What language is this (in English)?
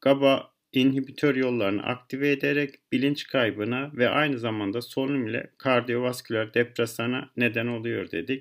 Turkish